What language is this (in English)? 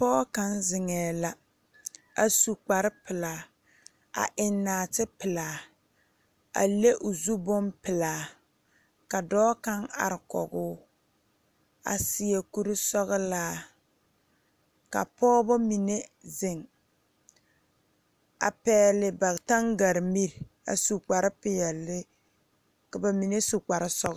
Southern Dagaare